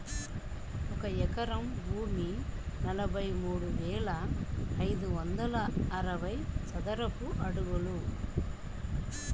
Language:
Telugu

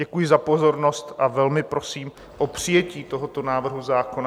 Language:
Czech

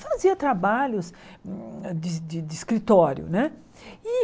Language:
Portuguese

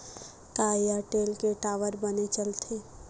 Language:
Chhattisgarhi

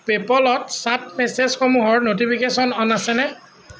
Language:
Assamese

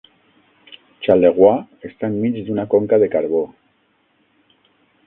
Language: Catalan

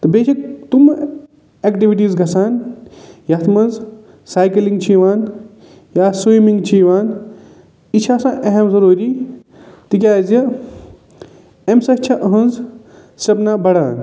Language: Kashmiri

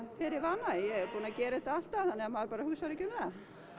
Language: Icelandic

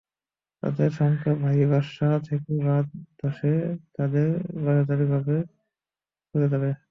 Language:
Bangla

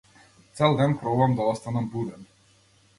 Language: Macedonian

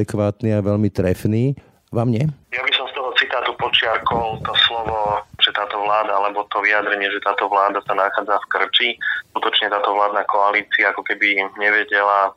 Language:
Slovak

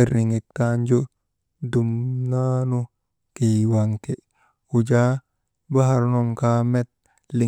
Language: Maba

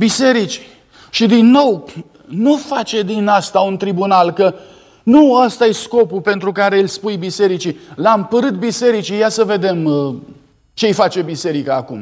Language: Romanian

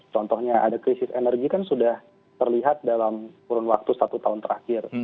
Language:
Indonesian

